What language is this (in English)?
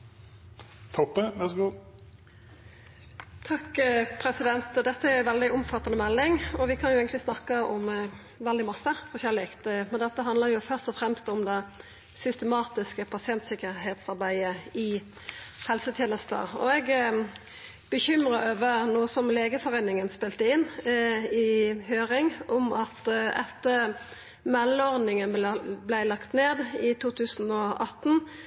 Norwegian Nynorsk